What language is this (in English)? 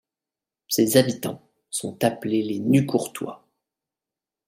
French